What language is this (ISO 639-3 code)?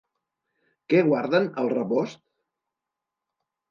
cat